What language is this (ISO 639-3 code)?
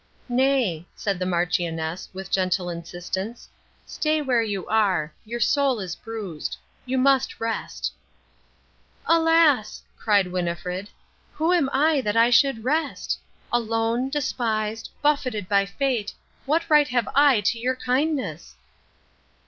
eng